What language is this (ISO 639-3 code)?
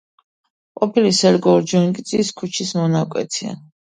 kat